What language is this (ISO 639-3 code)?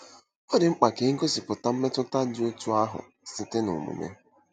ibo